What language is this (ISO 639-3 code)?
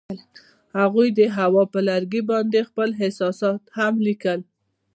pus